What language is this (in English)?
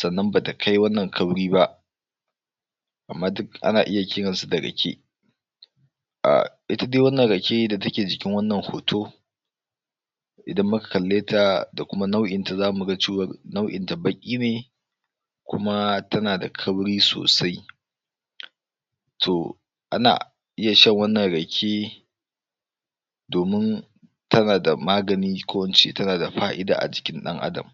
Hausa